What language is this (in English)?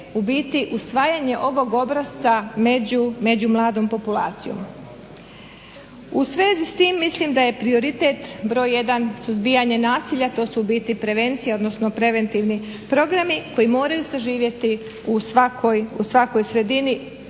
Croatian